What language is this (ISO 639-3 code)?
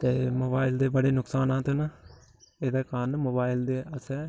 doi